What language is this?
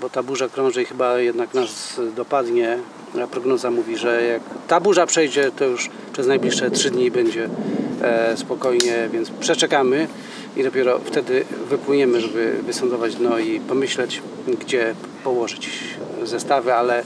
Polish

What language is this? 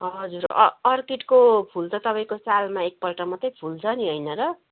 Nepali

